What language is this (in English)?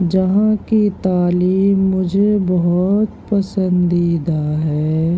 Urdu